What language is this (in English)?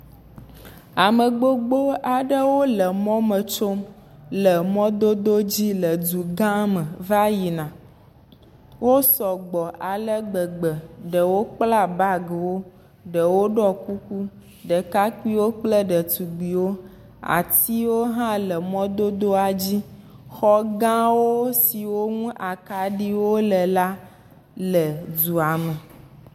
Ewe